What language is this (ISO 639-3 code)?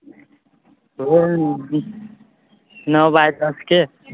mai